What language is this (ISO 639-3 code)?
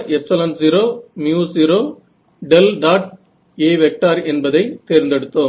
tam